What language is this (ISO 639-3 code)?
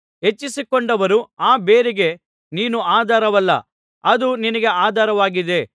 kan